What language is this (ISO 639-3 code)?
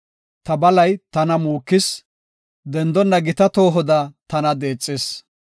gof